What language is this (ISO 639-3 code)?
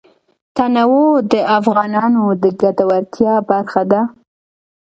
pus